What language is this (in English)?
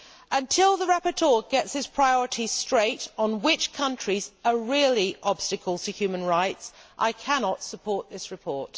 English